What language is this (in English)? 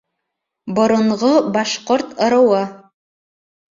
Bashkir